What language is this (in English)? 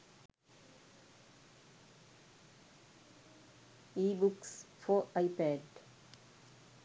Sinhala